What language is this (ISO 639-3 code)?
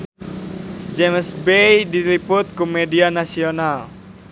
sun